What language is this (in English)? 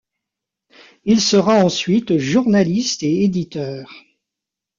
French